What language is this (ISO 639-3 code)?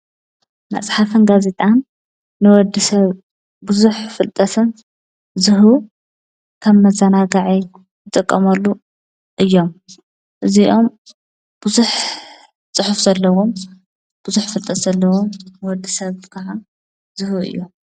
tir